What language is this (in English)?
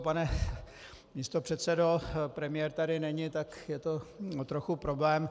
Czech